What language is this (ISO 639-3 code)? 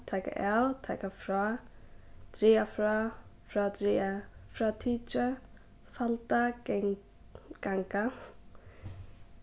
fao